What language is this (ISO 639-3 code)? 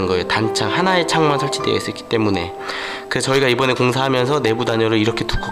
kor